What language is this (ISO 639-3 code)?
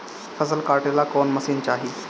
bho